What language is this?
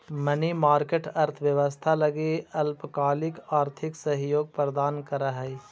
Magahi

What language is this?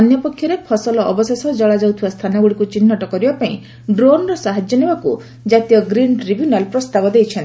Odia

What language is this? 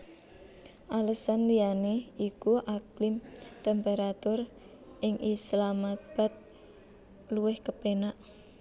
Javanese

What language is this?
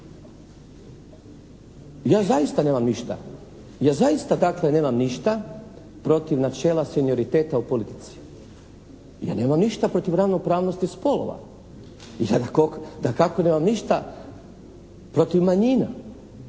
Croatian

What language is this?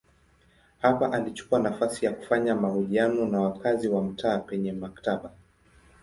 Swahili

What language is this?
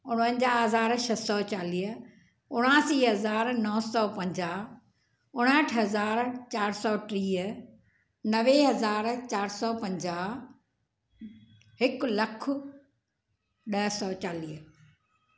Sindhi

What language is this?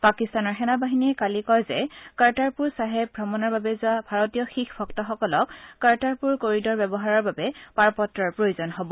Assamese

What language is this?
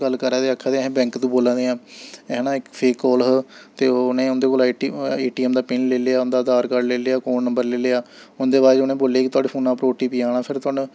Dogri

